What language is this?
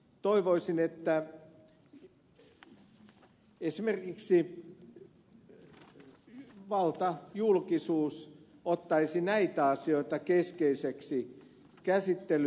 Finnish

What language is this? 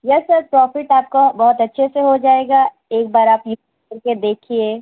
Urdu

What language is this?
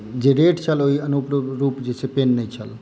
Maithili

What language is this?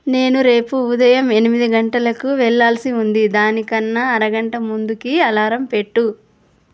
Telugu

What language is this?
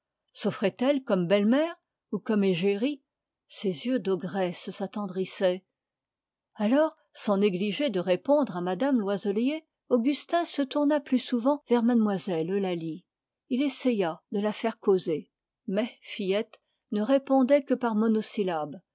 French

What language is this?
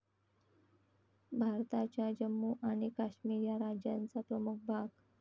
Marathi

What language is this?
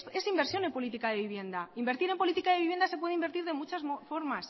Spanish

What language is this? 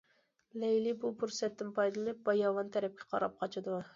Uyghur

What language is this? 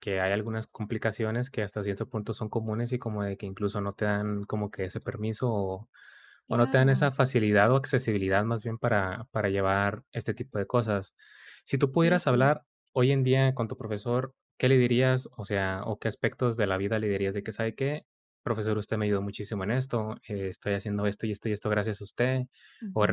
Spanish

